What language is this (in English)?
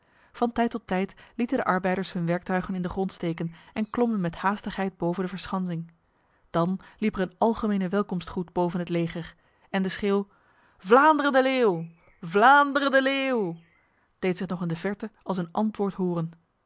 Dutch